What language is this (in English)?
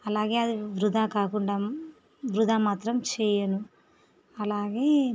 Telugu